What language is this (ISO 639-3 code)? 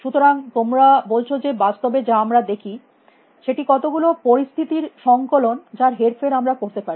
ben